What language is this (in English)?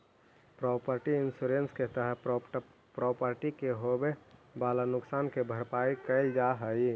Magahi